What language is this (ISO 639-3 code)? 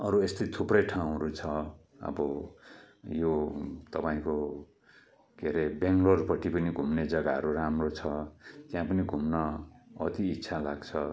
nep